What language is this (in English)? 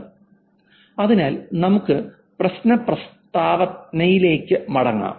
Malayalam